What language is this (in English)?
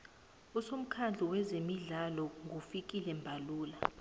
South Ndebele